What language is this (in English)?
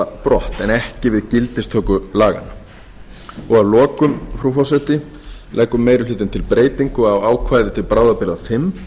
Icelandic